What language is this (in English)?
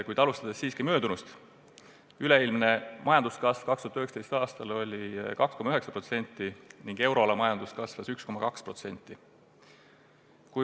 Estonian